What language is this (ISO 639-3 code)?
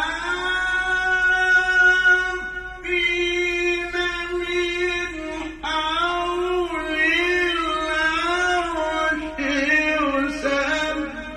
ara